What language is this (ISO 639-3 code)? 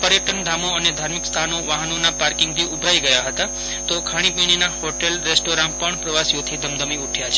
guj